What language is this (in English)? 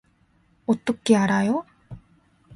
Korean